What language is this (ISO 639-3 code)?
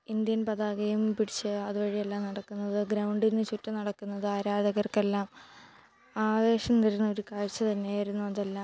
mal